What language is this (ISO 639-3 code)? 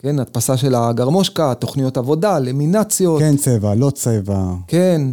heb